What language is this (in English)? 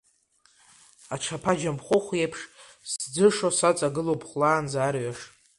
Abkhazian